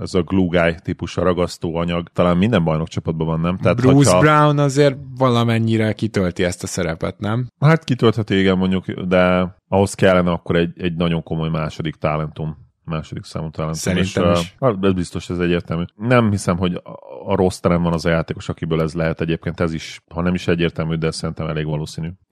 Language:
Hungarian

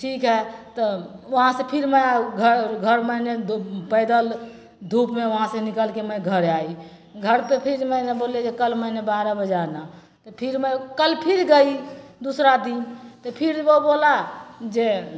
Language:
Maithili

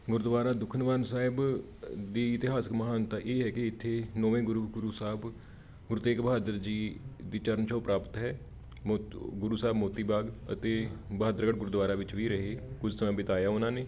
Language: Punjabi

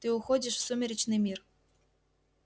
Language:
Russian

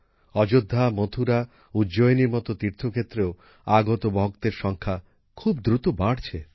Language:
Bangla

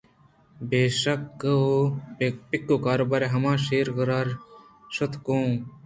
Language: Eastern Balochi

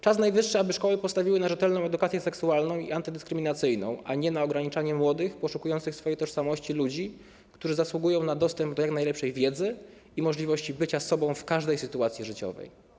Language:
Polish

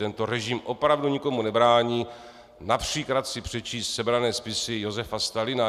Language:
Czech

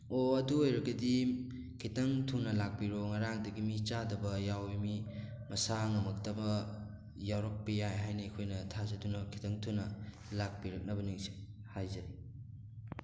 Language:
Manipuri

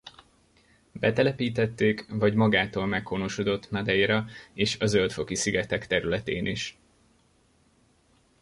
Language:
Hungarian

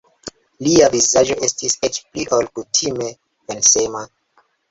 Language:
Esperanto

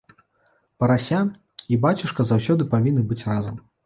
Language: Belarusian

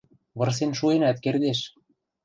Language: Western Mari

